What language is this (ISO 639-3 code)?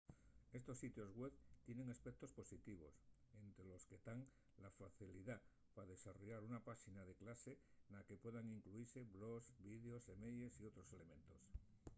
ast